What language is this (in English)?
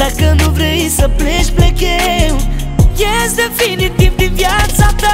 Romanian